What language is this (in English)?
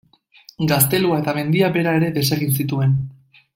Basque